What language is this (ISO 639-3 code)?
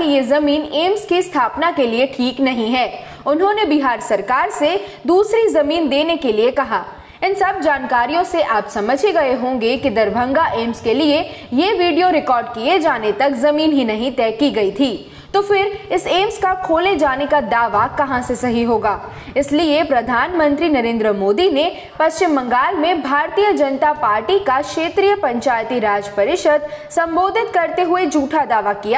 hin